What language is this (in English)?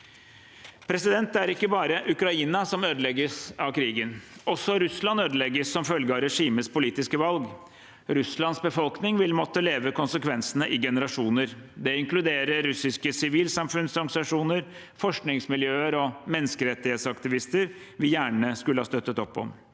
Norwegian